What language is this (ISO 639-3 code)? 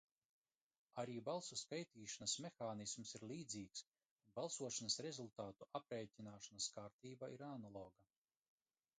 lav